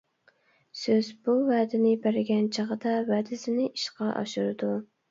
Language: Uyghur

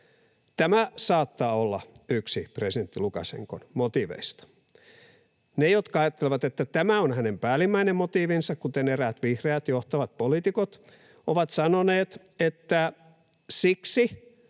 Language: Finnish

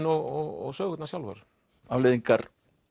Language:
Icelandic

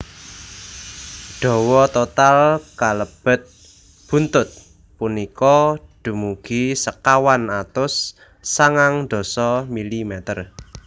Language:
Javanese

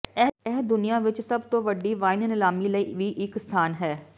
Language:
Punjabi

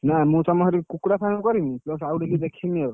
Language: Odia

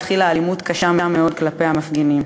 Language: Hebrew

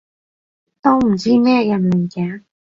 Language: Cantonese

